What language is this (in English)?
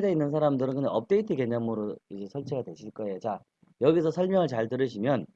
Korean